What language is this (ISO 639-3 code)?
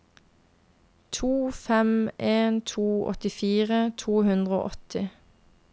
nor